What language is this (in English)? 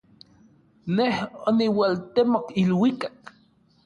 Orizaba Nahuatl